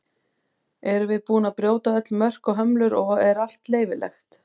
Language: Icelandic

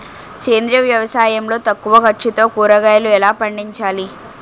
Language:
Telugu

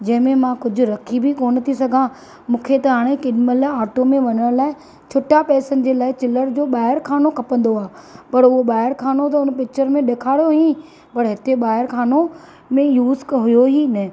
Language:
Sindhi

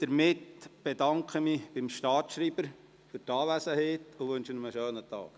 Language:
Swiss German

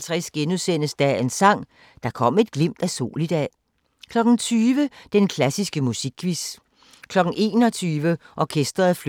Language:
Danish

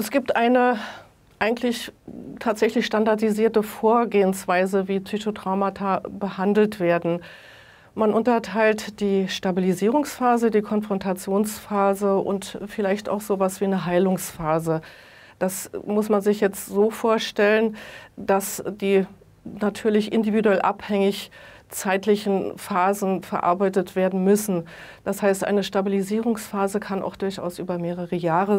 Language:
German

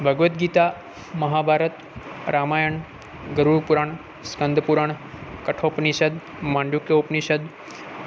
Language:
Gujarati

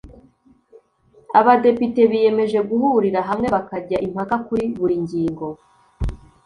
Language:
Kinyarwanda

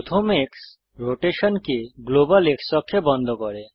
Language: Bangla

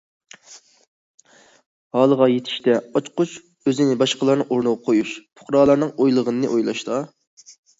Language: Uyghur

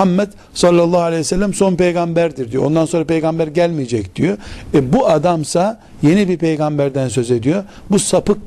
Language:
Turkish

